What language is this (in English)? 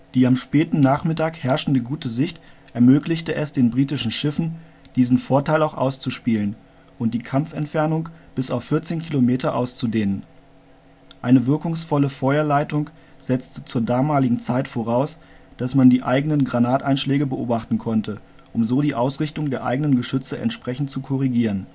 German